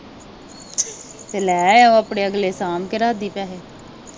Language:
Punjabi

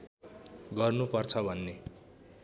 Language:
Nepali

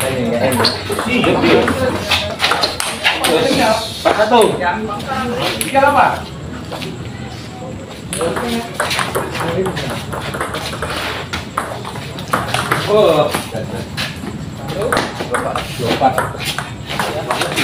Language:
Indonesian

